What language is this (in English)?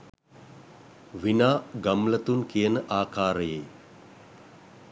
Sinhala